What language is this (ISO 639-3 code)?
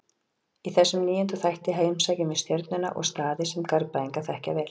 isl